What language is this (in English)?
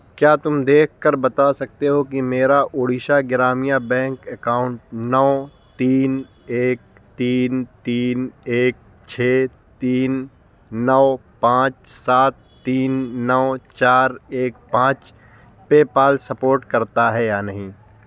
Urdu